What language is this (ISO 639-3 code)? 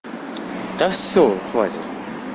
rus